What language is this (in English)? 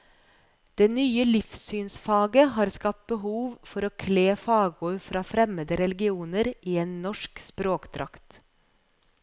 Norwegian